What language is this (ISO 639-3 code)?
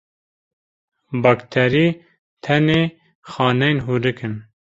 kur